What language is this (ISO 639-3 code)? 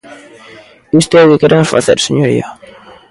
glg